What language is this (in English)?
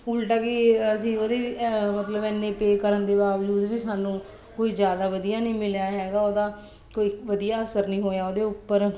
Punjabi